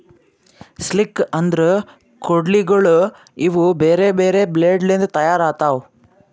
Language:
Kannada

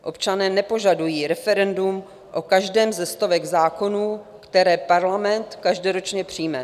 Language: Czech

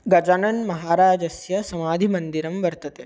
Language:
Sanskrit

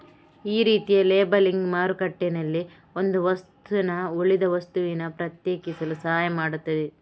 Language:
Kannada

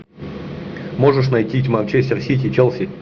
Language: Russian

